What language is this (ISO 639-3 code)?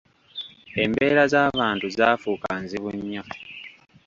lug